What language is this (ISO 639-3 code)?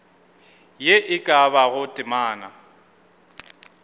nso